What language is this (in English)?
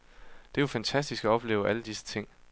Danish